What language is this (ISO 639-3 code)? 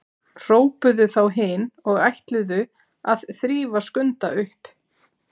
isl